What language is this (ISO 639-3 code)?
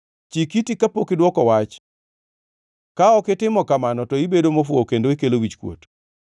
luo